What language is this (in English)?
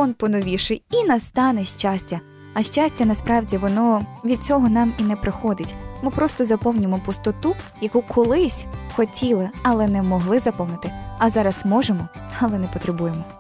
Ukrainian